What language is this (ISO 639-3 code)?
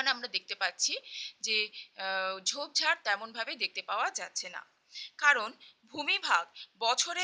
hin